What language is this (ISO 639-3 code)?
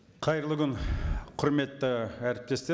kaz